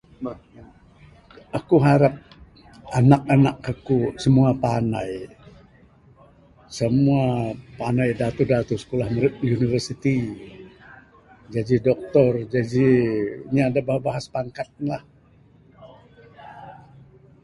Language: Bukar-Sadung Bidayuh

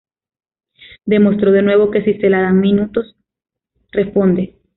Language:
Spanish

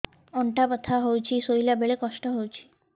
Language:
Odia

